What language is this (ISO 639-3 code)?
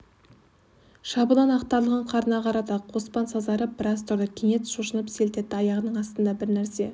kaz